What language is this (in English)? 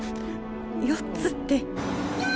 Japanese